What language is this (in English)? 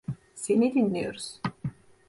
Turkish